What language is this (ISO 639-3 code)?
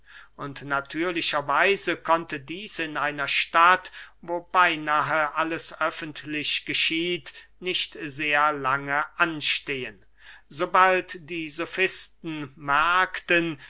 deu